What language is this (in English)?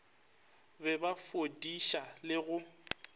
Northern Sotho